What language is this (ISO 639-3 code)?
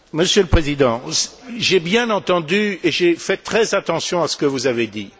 fra